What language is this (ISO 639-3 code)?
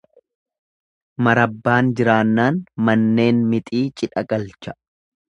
orm